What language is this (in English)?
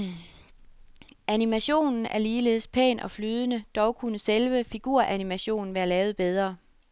Danish